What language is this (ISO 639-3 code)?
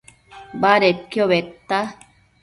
mcf